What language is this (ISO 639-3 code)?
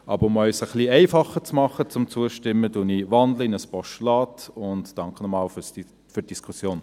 gsw